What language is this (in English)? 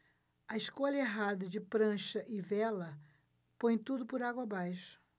Portuguese